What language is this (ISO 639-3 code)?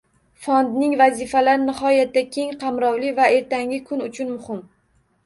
uzb